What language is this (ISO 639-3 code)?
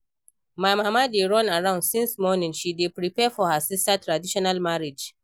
pcm